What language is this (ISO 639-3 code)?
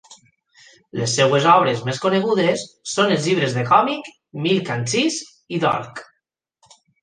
cat